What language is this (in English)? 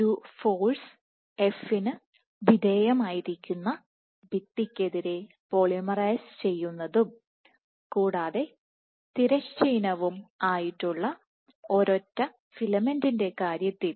Malayalam